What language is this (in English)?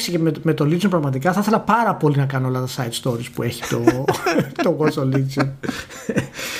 Greek